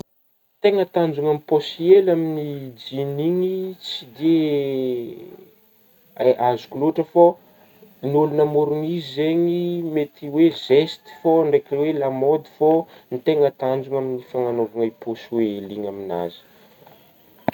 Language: Northern Betsimisaraka Malagasy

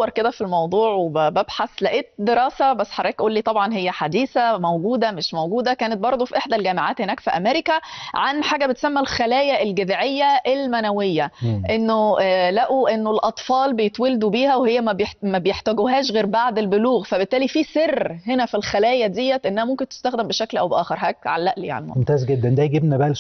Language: Arabic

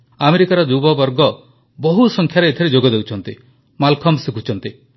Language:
Odia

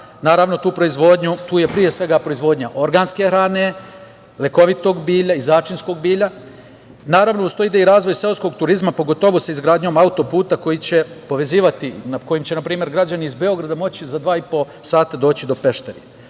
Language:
Serbian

